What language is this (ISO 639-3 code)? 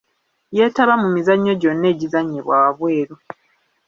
lug